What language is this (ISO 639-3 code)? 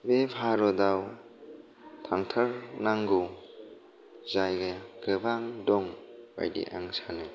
brx